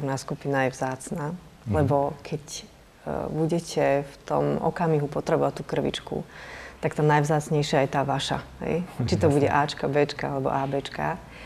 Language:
Slovak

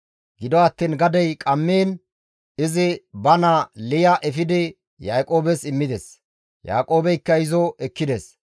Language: Gamo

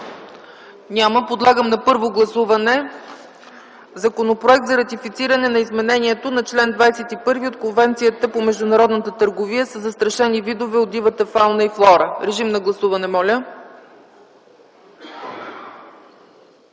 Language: Bulgarian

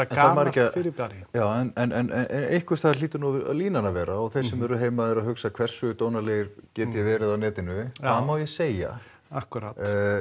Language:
Icelandic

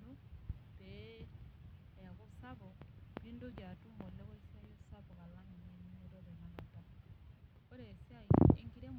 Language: Masai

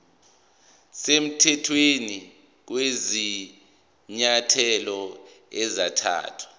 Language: Zulu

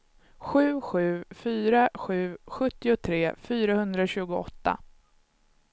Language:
Swedish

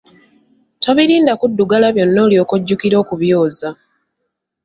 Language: Ganda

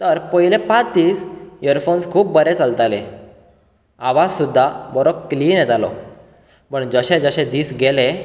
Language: Konkani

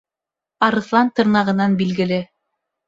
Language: Bashkir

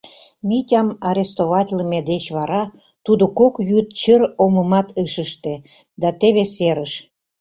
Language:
Mari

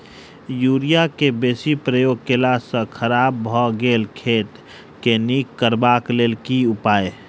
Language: Maithili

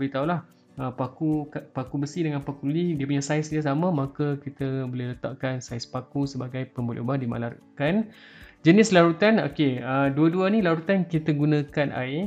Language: Malay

